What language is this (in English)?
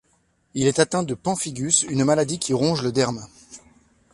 French